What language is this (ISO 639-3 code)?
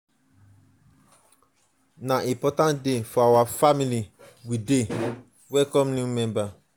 pcm